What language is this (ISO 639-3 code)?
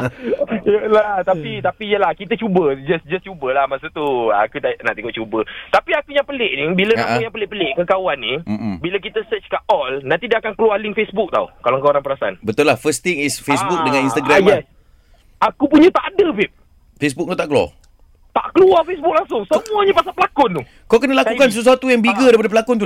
msa